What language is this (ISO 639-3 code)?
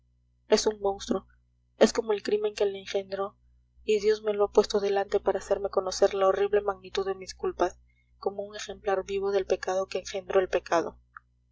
spa